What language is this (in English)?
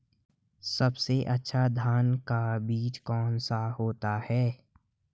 Hindi